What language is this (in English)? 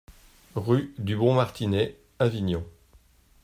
French